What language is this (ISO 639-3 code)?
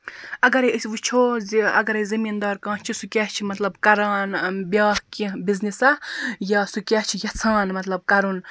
kas